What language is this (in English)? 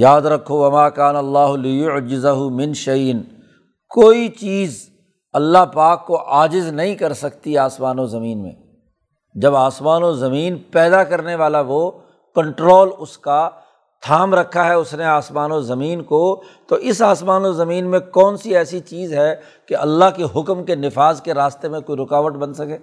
Urdu